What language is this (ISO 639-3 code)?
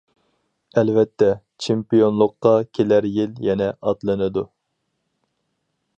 uig